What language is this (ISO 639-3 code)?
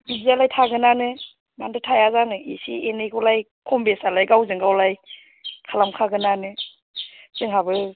brx